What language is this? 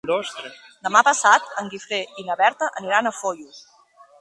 Catalan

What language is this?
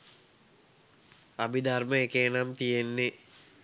Sinhala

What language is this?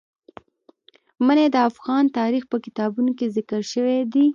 Pashto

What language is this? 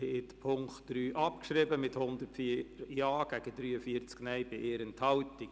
Swiss German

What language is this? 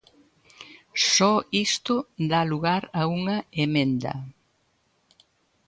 Galician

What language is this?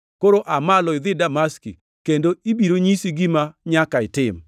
Luo (Kenya and Tanzania)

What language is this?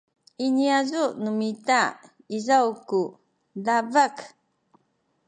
Sakizaya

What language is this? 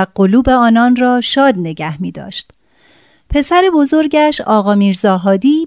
Persian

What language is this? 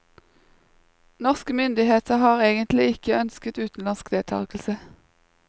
Norwegian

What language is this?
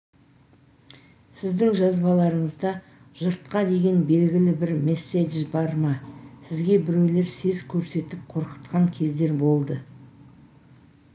Kazakh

